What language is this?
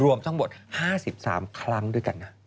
Thai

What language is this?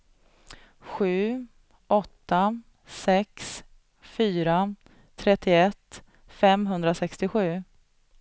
Swedish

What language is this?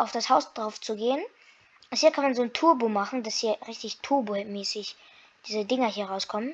German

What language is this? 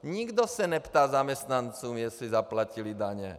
Czech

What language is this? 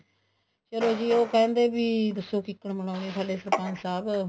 Punjabi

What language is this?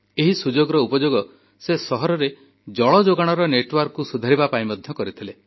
Odia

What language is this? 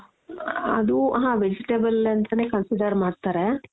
Kannada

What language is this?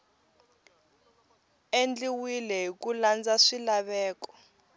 Tsonga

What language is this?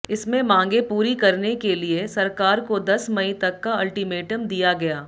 Hindi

